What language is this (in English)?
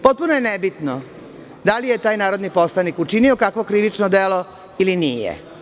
Serbian